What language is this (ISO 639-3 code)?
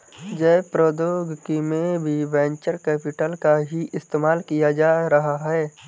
hin